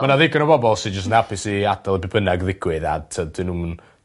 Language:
Welsh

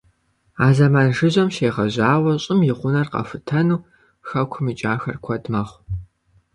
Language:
Kabardian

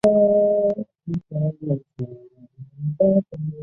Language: Chinese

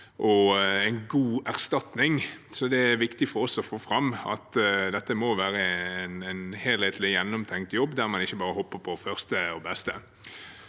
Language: Norwegian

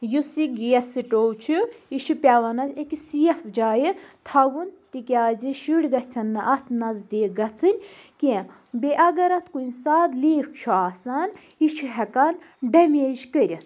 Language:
Kashmiri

